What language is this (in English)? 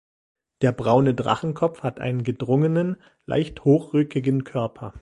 German